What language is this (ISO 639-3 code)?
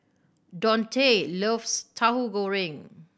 eng